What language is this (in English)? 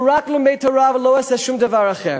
Hebrew